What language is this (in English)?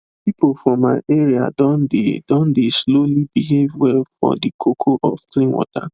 Nigerian Pidgin